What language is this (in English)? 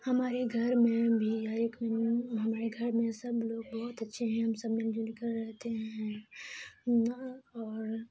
Urdu